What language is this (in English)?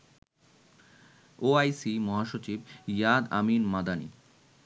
Bangla